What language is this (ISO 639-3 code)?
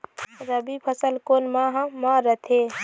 hne